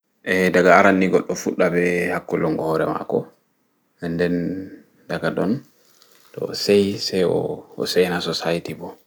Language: Fula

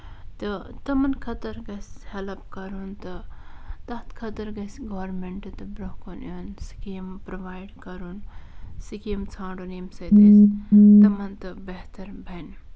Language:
Kashmiri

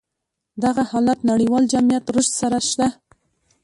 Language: Pashto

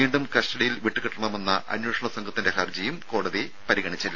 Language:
Malayalam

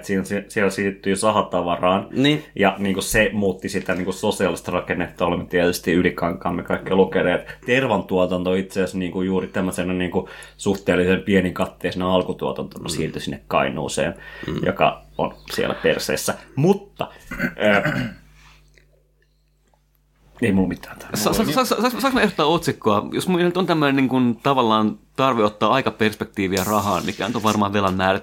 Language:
Finnish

